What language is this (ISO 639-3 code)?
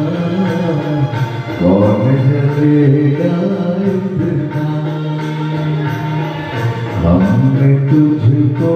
hin